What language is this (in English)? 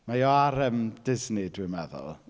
Welsh